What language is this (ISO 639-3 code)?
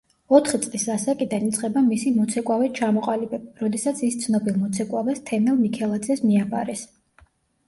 kat